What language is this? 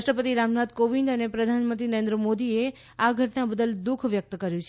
Gujarati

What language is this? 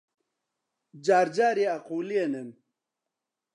Central Kurdish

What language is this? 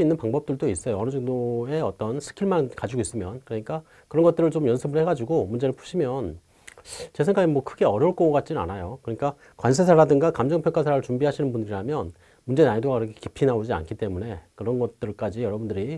Korean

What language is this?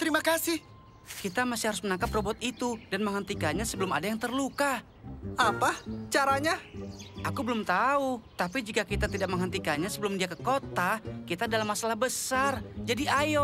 Indonesian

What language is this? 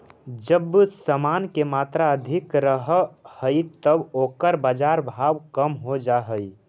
Magahi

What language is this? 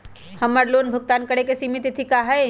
Magahi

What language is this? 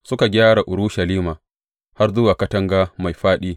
Hausa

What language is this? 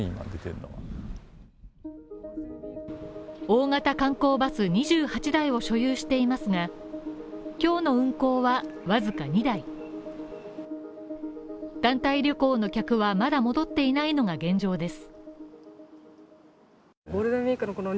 Japanese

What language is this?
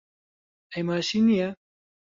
Central Kurdish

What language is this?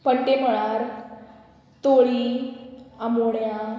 Konkani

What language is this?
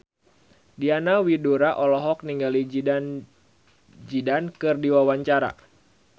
Sundanese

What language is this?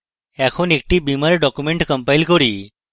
Bangla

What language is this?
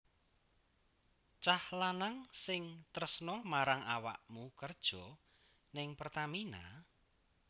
Javanese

